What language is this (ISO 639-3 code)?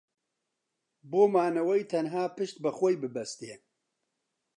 ckb